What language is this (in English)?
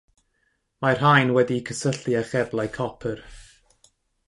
Welsh